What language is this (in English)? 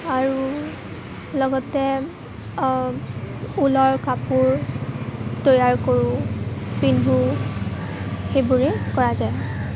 Assamese